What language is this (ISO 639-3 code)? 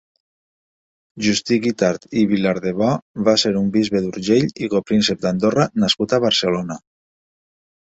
cat